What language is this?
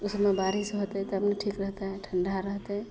Maithili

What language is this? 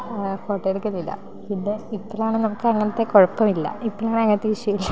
Malayalam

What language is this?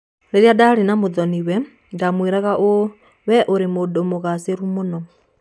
Kikuyu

